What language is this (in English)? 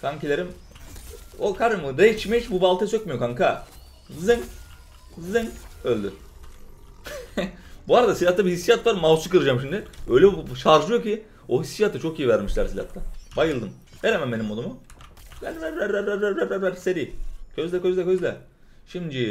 Turkish